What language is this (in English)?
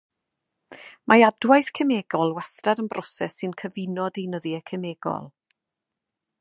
Welsh